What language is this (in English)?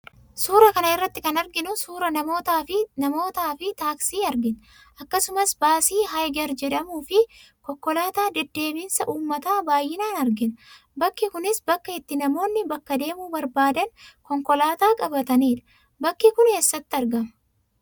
Oromo